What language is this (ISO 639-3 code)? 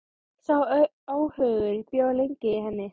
isl